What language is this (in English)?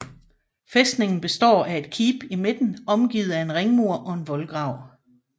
Danish